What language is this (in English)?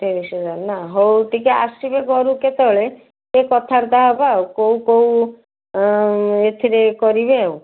Odia